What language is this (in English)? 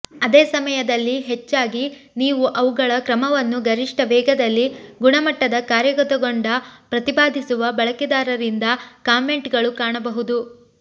Kannada